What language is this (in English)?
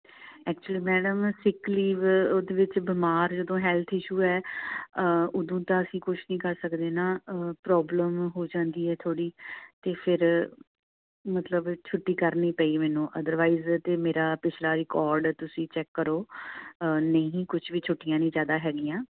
Punjabi